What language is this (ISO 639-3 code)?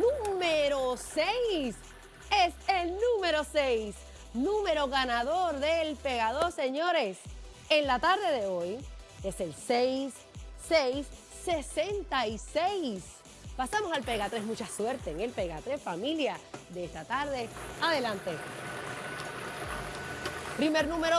spa